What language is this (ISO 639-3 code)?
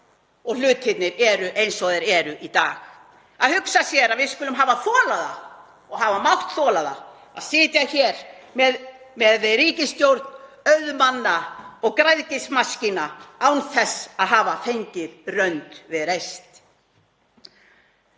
isl